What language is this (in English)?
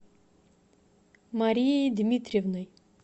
Russian